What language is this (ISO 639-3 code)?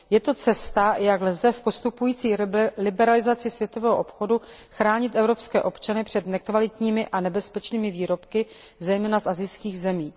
ces